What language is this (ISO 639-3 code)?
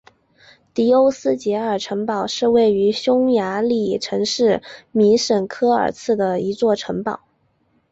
zho